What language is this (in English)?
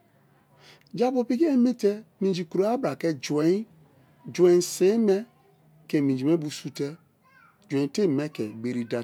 Kalabari